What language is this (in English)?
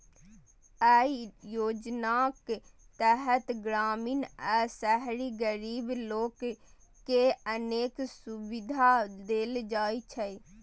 Maithili